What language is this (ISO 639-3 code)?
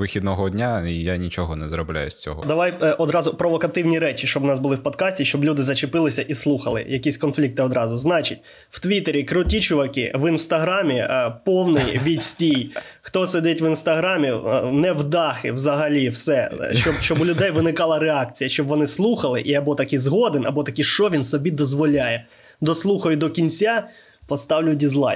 ukr